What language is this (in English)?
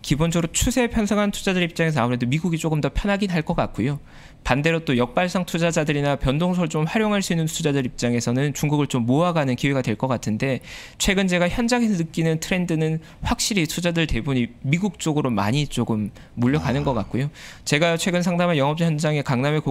Korean